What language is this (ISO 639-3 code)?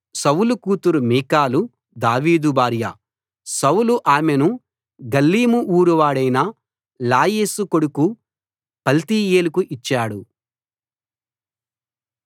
tel